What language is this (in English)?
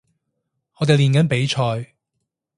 Cantonese